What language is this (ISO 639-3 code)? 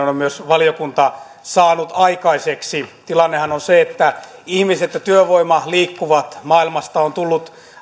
fin